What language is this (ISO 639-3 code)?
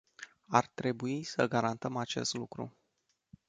ron